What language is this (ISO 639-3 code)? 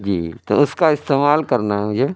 urd